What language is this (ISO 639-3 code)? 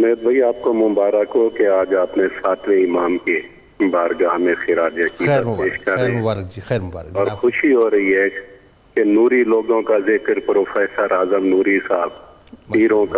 urd